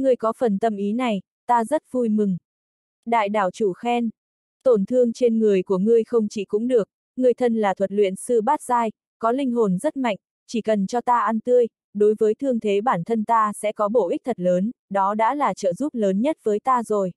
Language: Vietnamese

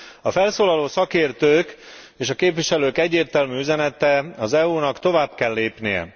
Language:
Hungarian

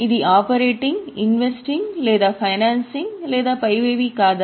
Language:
Telugu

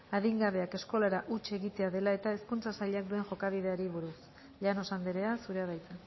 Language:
Basque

